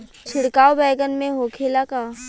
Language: Bhojpuri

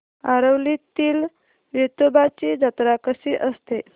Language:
Marathi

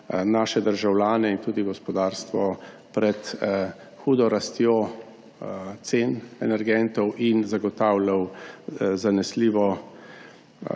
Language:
Slovenian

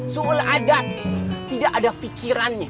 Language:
Indonesian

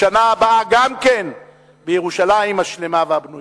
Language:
Hebrew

